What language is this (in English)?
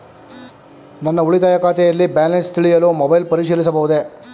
Kannada